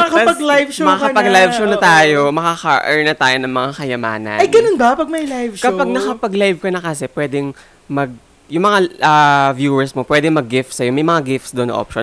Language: Filipino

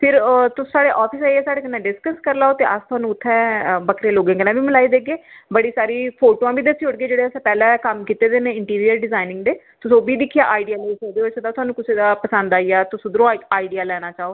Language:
Dogri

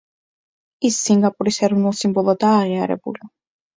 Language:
Georgian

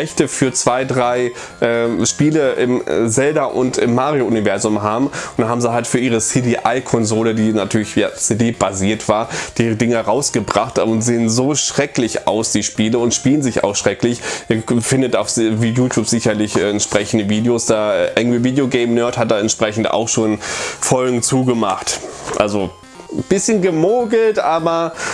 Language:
German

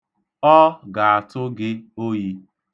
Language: Igbo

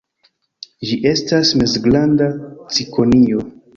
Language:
Esperanto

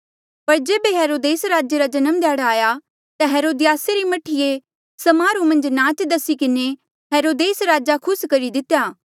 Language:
Mandeali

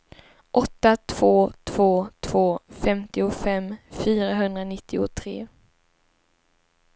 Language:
Swedish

